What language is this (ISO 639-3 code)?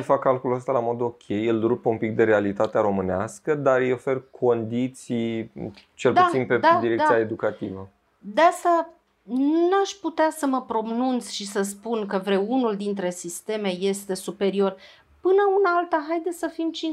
ron